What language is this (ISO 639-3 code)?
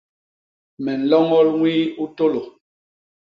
bas